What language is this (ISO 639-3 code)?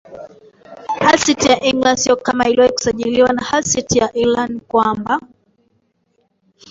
swa